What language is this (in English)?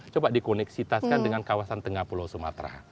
Indonesian